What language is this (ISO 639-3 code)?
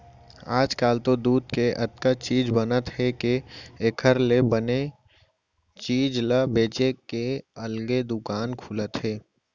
hne